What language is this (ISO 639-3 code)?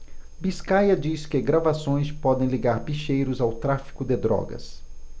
por